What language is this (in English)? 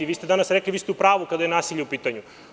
Serbian